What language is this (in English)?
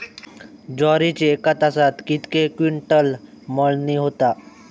Marathi